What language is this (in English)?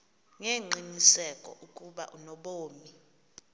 Xhosa